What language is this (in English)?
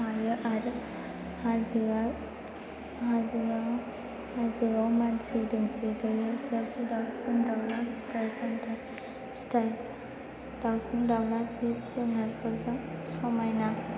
Bodo